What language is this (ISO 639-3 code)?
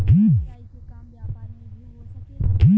bho